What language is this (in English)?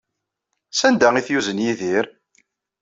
Kabyle